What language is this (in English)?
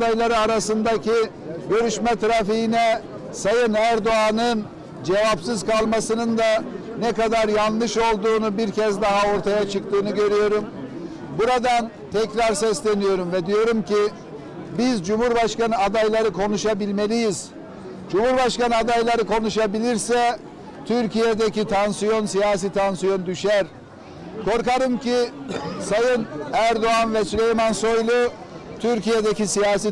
Turkish